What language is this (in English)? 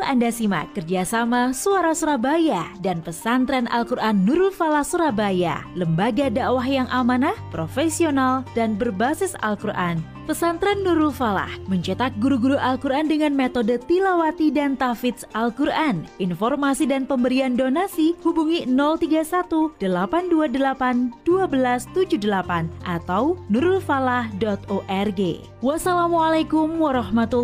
Indonesian